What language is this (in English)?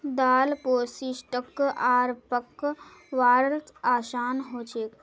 Magahi